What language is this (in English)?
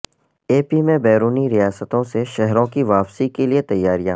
Urdu